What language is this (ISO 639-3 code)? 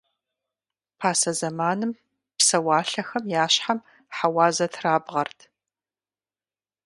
kbd